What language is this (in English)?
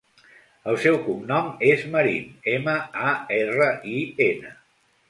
Catalan